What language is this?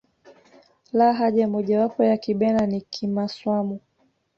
Swahili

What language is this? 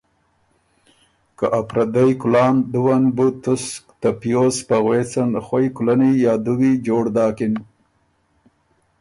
Ormuri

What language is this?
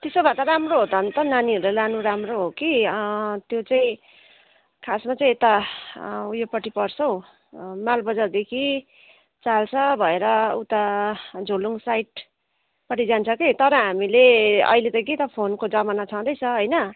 Nepali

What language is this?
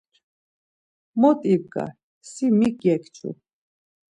Laz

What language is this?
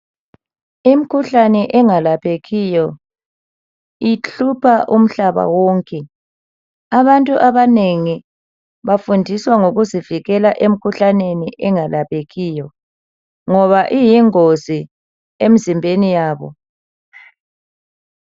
North Ndebele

